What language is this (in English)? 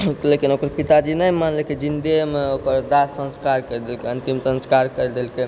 Maithili